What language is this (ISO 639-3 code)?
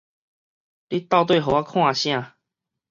nan